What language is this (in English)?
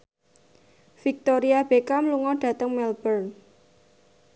Javanese